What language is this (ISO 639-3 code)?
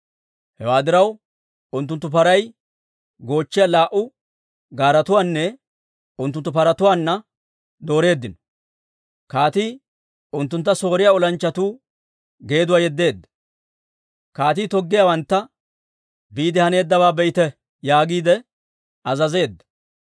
dwr